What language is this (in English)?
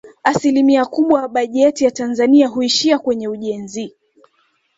Swahili